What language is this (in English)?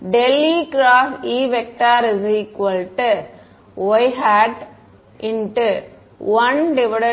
Tamil